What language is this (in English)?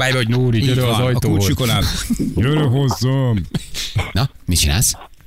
Hungarian